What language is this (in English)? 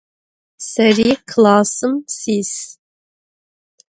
Adyghe